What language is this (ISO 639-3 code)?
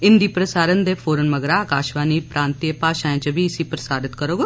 doi